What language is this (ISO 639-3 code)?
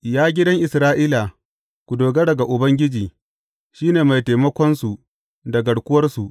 hau